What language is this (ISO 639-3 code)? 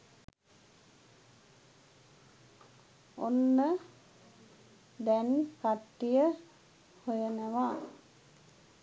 sin